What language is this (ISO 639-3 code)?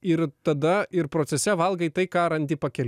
lit